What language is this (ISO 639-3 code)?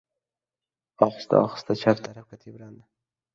uzb